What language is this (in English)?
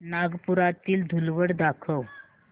Marathi